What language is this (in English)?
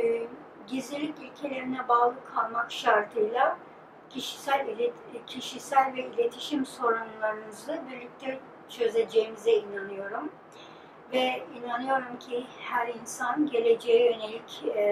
Turkish